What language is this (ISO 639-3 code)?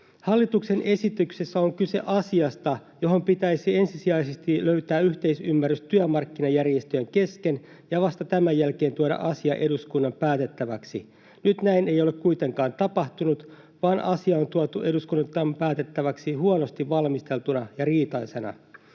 fin